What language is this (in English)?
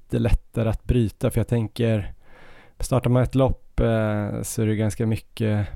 Swedish